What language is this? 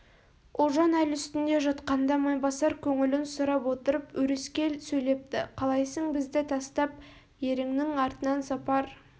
Kazakh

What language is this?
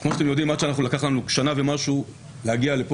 Hebrew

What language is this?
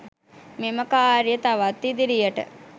Sinhala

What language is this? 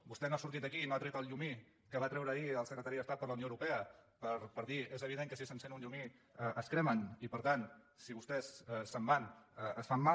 Catalan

